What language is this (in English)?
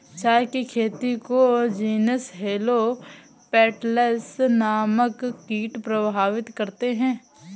Hindi